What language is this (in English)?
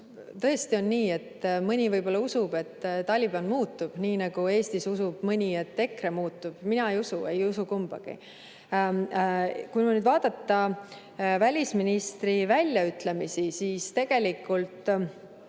Estonian